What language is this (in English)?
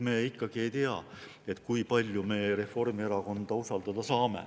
Estonian